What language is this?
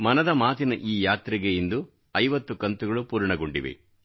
Kannada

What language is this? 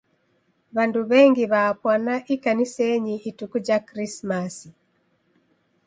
Taita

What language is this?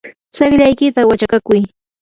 Yanahuanca Pasco Quechua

